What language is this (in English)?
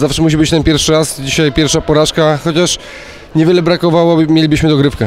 Polish